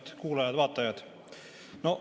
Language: Estonian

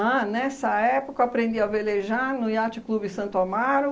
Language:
Portuguese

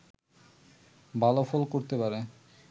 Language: Bangla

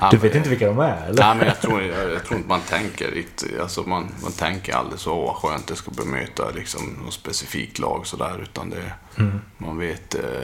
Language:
Swedish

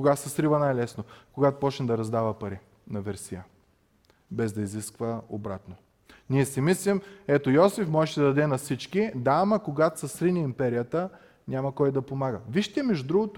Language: Bulgarian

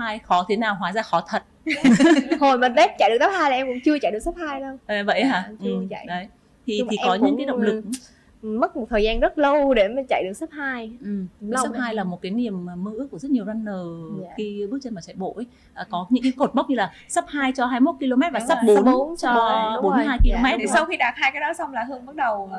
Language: Vietnamese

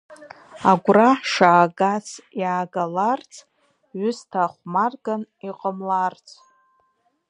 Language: Abkhazian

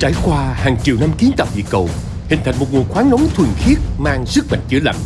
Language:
Vietnamese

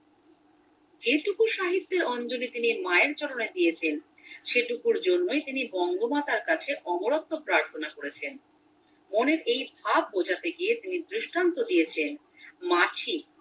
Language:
Bangla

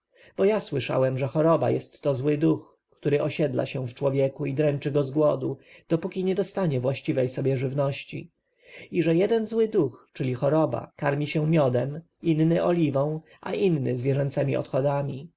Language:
Polish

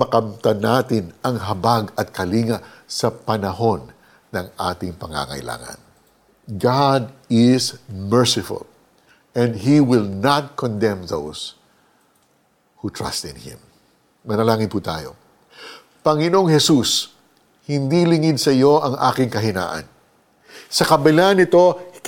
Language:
Filipino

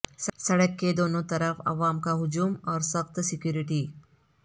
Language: Urdu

